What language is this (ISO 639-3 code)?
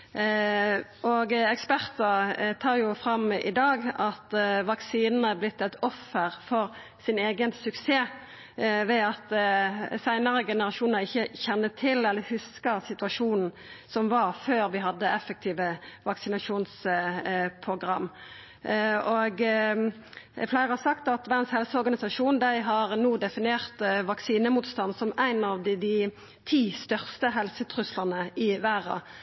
nno